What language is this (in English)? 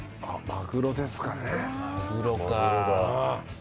Japanese